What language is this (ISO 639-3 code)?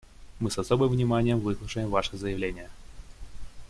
rus